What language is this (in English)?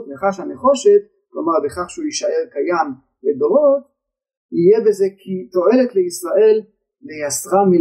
Hebrew